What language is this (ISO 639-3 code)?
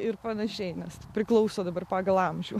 lit